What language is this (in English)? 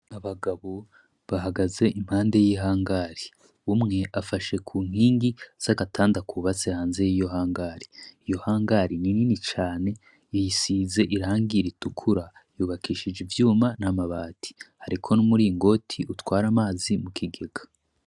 Rundi